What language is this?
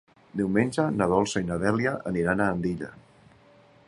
Catalan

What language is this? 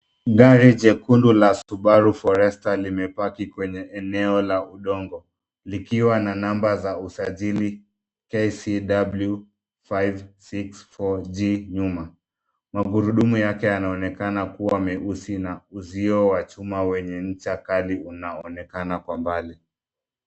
Swahili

